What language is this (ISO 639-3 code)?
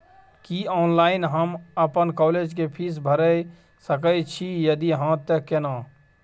mai